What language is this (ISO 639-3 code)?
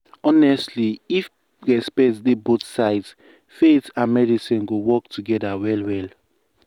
pcm